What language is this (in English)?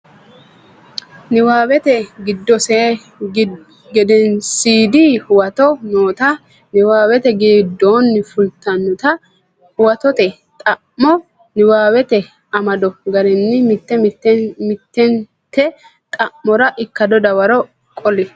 Sidamo